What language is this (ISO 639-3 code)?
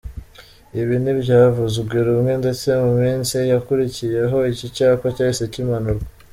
kin